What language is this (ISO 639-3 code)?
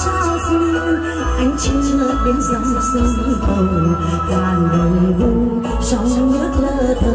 vie